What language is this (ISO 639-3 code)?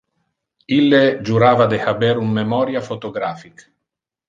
ina